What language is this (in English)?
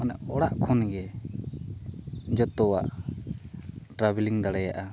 Santali